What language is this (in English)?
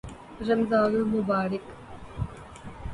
Urdu